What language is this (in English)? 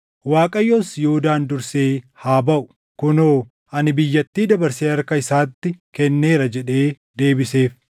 Oromo